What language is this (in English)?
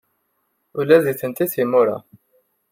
Kabyle